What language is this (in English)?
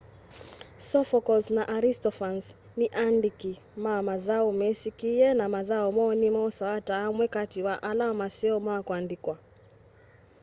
Kamba